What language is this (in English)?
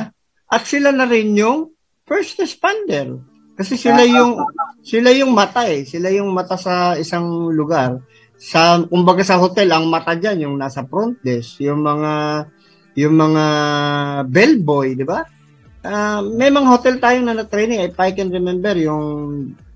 Filipino